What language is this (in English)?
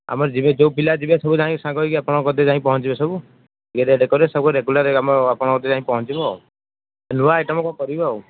Odia